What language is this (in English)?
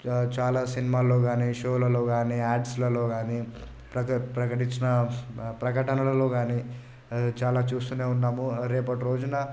Telugu